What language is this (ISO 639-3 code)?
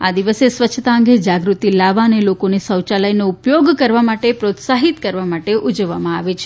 guj